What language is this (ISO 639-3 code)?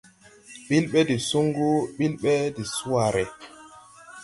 tui